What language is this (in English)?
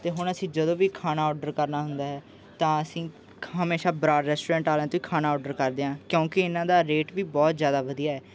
Punjabi